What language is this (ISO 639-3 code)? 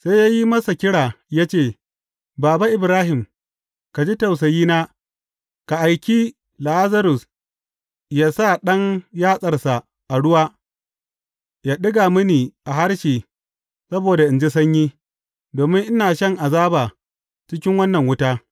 hau